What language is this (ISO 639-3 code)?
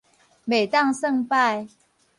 nan